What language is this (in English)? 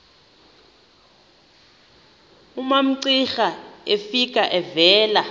Xhosa